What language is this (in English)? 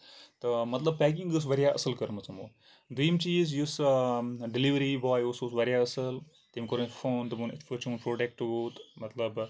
Kashmiri